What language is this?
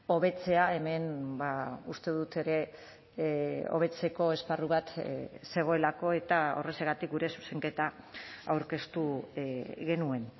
Basque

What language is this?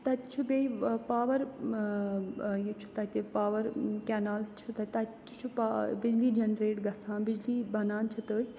Kashmiri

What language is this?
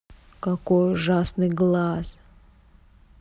Russian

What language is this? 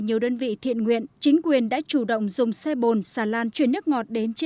Vietnamese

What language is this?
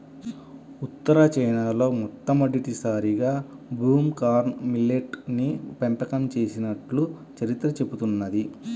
Telugu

